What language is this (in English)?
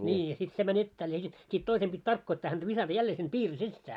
Finnish